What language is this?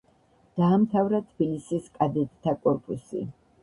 Georgian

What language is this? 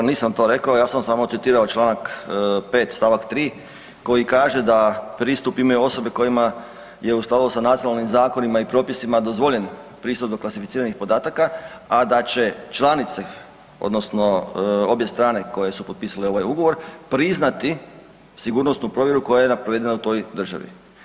Croatian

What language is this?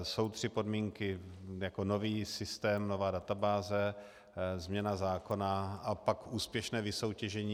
Czech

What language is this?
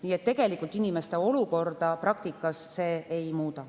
Estonian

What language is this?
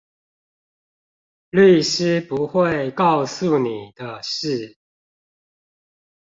Chinese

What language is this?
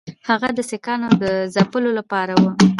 Pashto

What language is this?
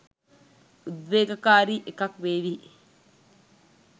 Sinhala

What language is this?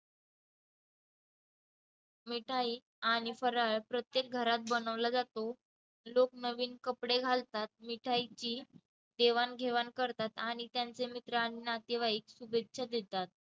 Marathi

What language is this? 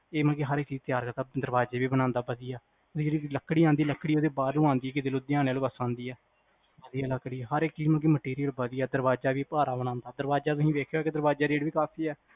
Punjabi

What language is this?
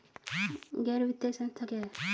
Hindi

